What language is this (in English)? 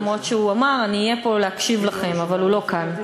Hebrew